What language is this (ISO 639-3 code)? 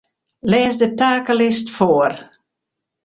fry